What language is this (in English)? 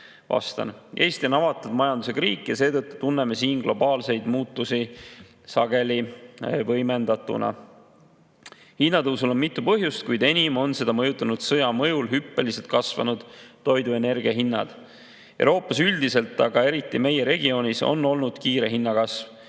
Estonian